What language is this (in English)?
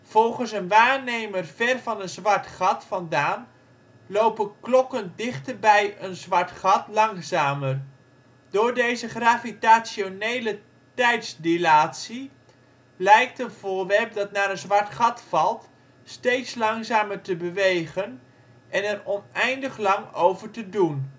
Dutch